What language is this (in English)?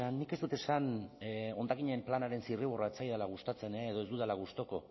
Basque